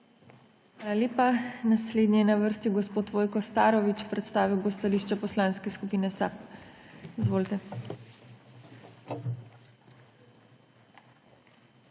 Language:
Slovenian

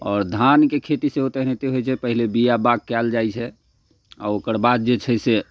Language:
Maithili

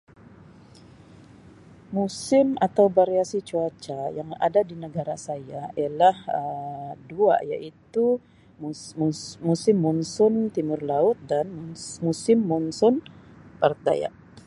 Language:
Sabah Malay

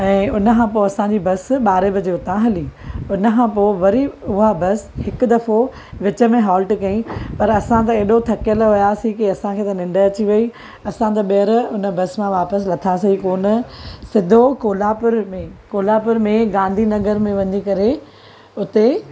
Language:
Sindhi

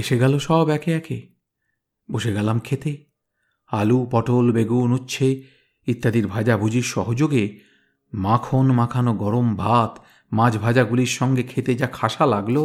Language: Bangla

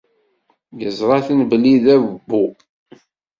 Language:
Kabyle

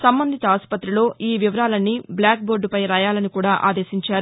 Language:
Telugu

